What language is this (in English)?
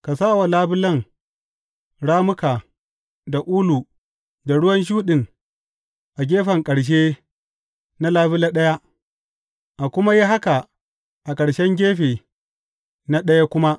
Hausa